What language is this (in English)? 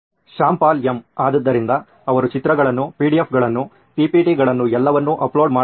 Kannada